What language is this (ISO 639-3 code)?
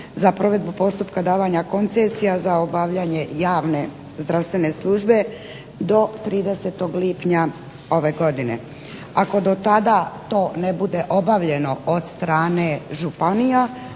hrv